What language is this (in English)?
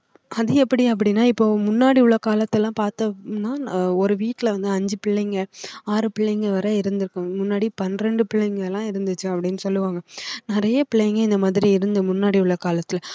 Tamil